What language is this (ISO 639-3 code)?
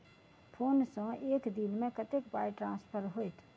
mai